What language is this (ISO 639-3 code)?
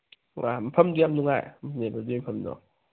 mni